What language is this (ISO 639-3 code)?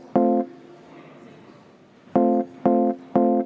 est